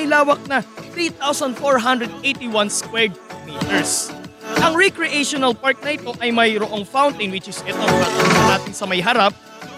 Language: Filipino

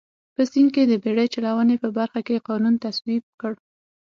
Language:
Pashto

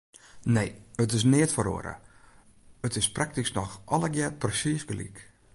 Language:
Western Frisian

